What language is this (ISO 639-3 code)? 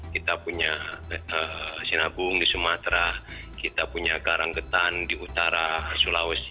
ind